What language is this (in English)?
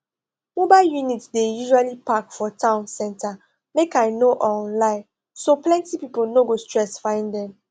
Nigerian Pidgin